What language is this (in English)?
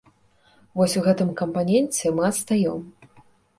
Belarusian